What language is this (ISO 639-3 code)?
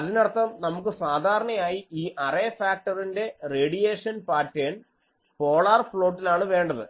mal